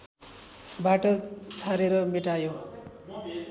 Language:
Nepali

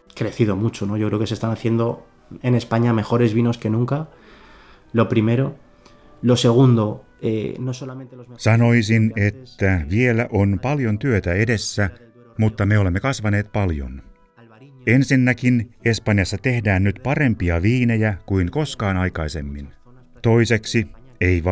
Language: Finnish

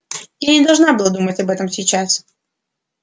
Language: Russian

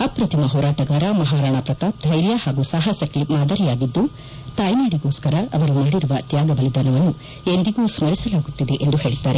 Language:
Kannada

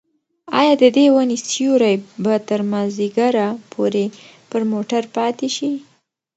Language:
Pashto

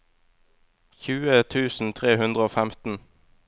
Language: Norwegian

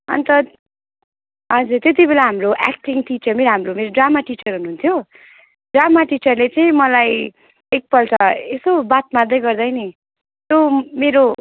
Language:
Nepali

